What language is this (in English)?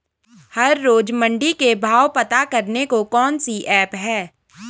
Hindi